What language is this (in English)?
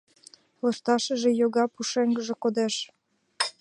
Mari